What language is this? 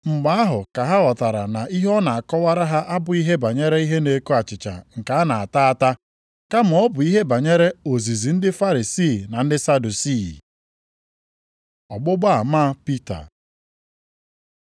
Igbo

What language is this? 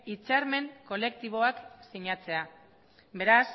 Basque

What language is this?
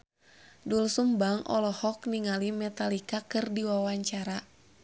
Sundanese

